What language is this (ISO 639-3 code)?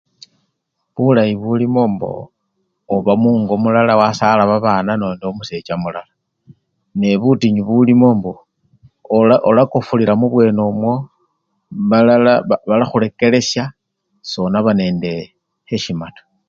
luy